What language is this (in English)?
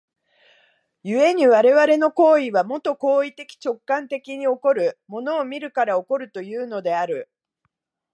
Japanese